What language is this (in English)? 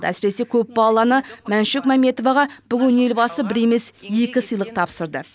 Kazakh